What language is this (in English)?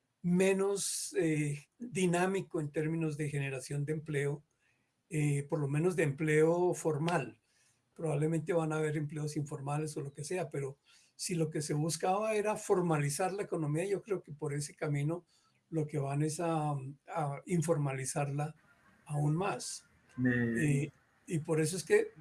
Spanish